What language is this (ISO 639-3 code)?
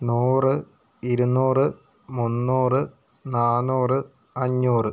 mal